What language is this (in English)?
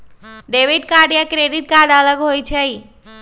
Magahi